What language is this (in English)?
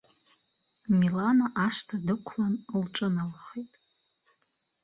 Abkhazian